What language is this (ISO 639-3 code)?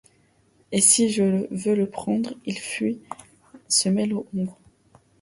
fra